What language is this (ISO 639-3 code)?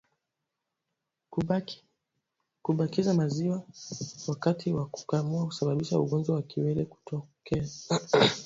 swa